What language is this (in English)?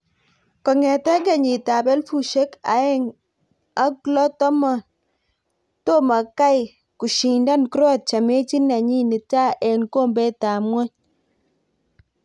Kalenjin